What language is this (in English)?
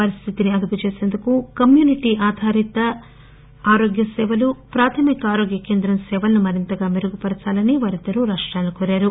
Telugu